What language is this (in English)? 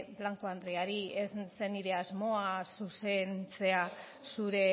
Basque